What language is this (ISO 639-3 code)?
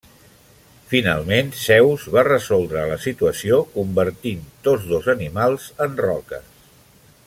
cat